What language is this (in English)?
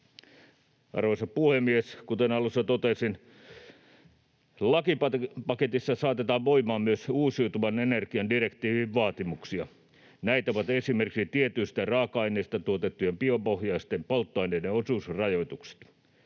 Finnish